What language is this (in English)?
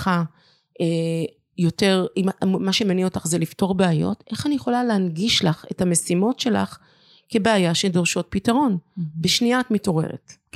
Hebrew